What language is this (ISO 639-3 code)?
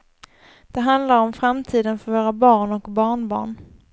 swe